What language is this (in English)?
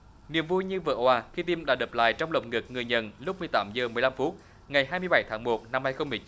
Vietnamese